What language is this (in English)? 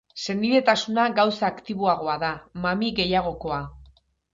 Basque